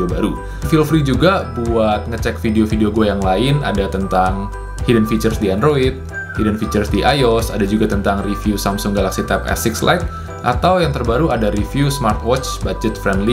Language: Indonesian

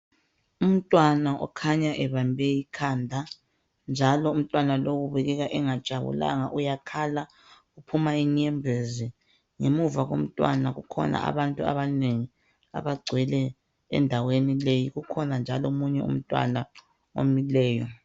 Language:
North Ndebele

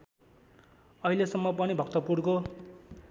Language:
Nepali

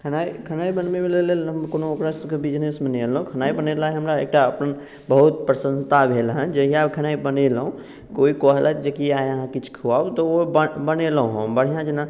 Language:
Maithili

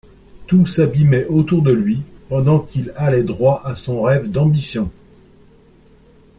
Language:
French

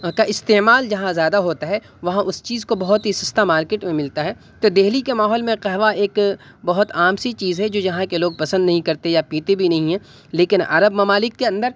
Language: Urdu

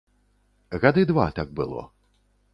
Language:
Belarusian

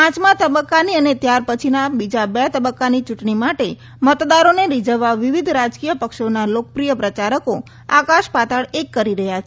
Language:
Gujarati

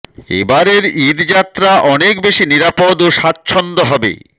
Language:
Bangla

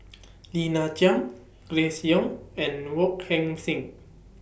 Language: English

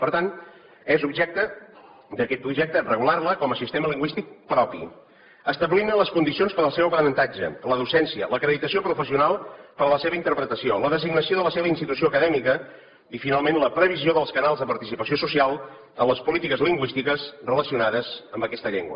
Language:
Catalan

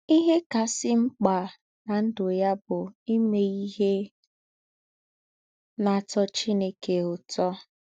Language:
Igbo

